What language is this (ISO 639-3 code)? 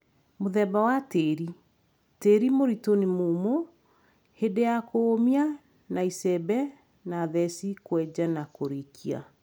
kik